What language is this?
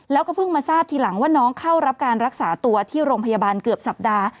Thai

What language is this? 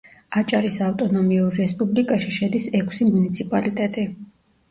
Georgian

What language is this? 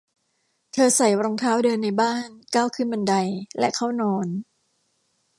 Thai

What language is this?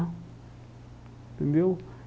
Portuguese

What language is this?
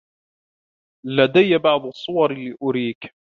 Arabic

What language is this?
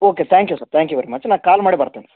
Kannada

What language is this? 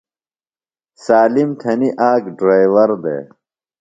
Phalura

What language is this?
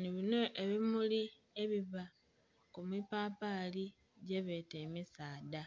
Soga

